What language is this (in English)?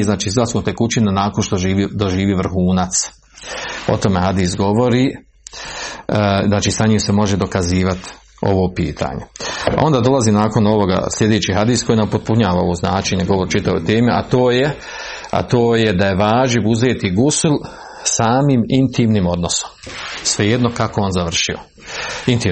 Croatian